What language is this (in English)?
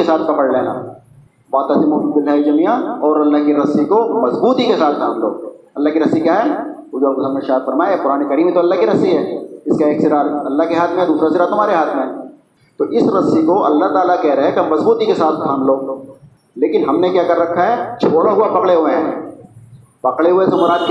Urdu